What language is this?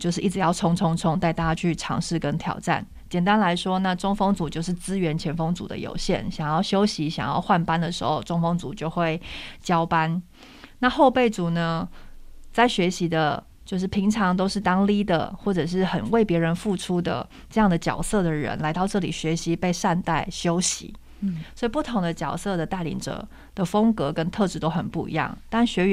Chinese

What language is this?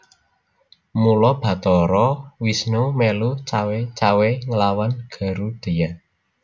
Javanese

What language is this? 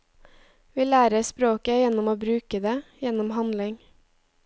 Norwegian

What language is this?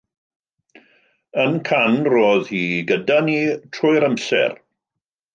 Welsh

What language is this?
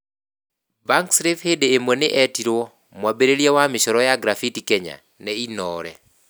Kikuyu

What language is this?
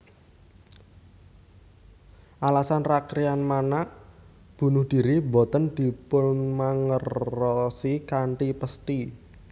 Javanese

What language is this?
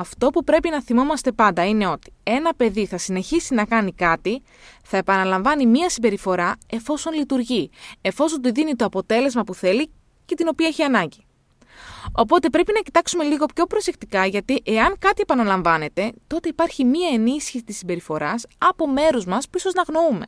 Greek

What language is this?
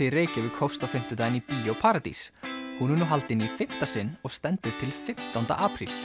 Icelandic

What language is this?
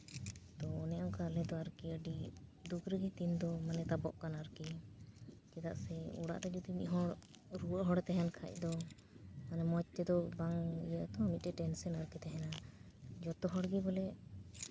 Santali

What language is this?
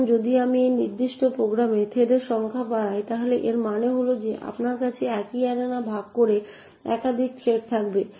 Bangla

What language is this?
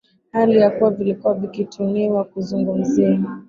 Swahili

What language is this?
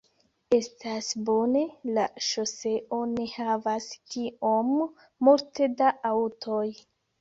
Esperanto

